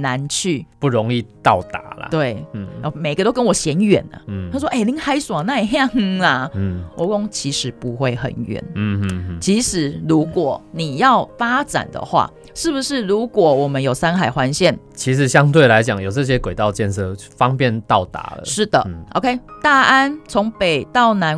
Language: Chinese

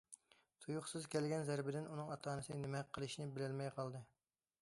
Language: Uyghur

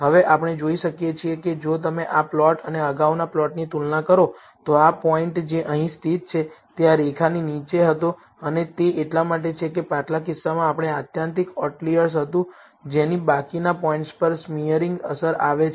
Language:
Gujarati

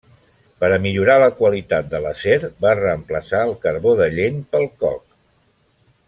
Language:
Catalan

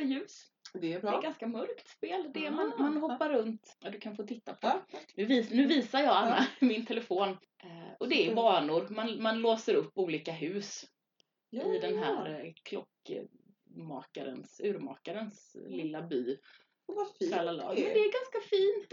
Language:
Swedish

